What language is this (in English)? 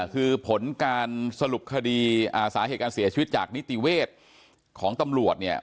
Thai